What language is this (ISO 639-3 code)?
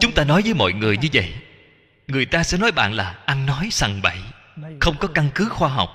vie